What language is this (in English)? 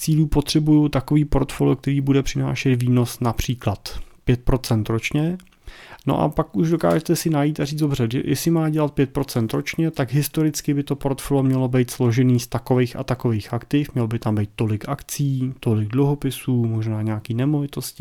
Czech